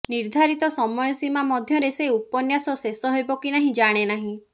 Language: Odia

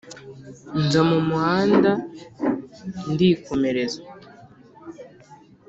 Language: Kinyarwanda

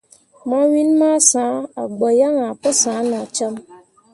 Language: Mundang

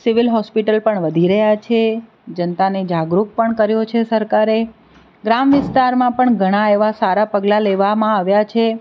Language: Gujarati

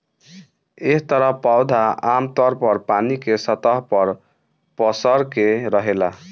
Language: Bhojpuri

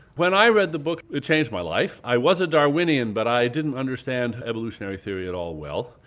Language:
English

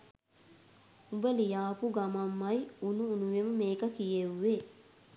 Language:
Sinhala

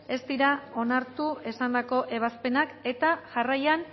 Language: Basque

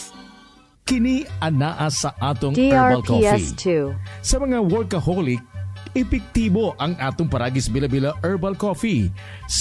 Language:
Filipino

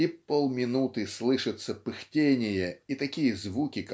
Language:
Russian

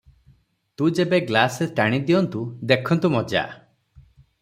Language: Odia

